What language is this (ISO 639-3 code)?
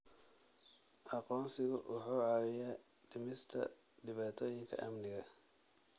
som